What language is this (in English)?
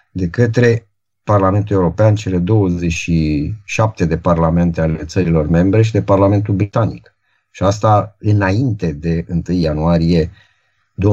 Romanian